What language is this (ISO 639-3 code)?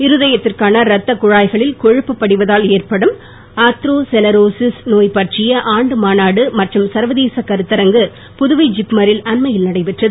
tam